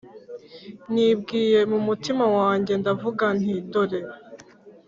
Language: Kinyarwanda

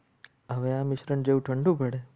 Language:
Gujarati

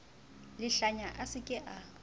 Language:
Southern Sotho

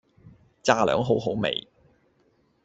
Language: Cantonese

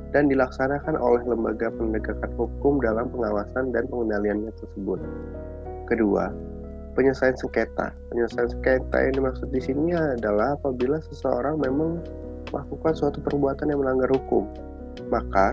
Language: Indonesian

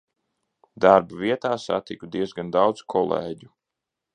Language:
Latvian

